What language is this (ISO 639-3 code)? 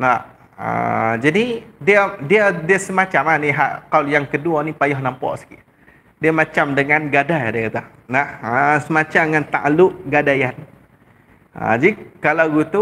msa